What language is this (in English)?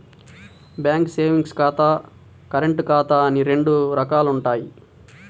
Telugu